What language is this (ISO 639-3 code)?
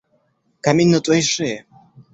rus